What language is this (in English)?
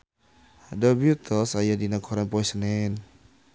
Sundanese